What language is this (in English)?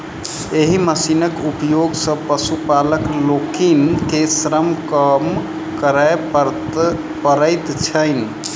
Maithili